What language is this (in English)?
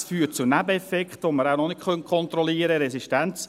Swiss German